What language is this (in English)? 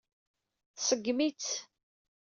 Kabyle